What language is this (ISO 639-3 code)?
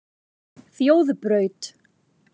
isl